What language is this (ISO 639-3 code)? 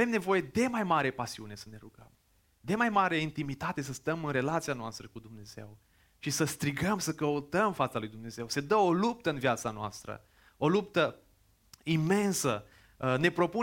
ron